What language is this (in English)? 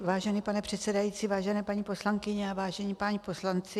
Czech